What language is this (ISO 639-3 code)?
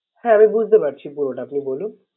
ben